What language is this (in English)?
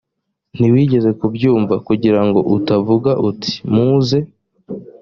Kinyarwanda